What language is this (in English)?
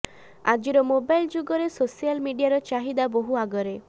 Odia